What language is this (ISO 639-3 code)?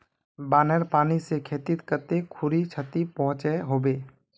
mag